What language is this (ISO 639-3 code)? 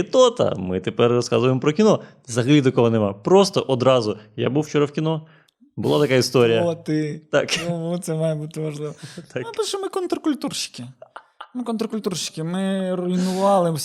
ukr